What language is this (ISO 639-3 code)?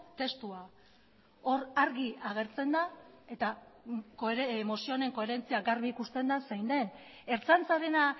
eus